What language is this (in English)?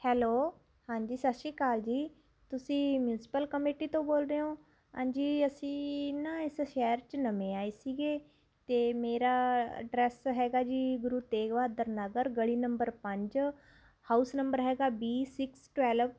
Punjabi